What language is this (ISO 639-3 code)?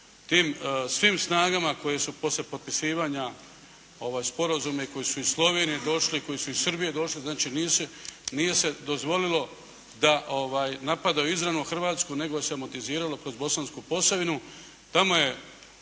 hrv